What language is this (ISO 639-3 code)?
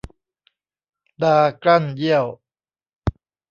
tha